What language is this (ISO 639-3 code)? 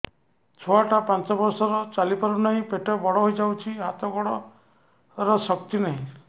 ori